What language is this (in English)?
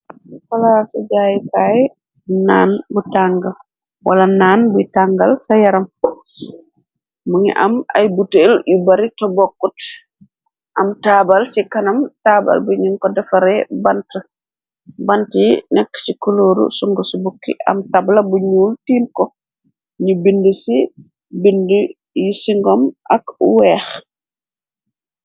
Wolof